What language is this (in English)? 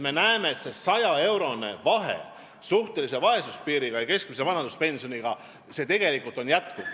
Estonian